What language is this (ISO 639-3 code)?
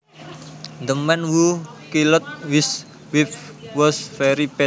jav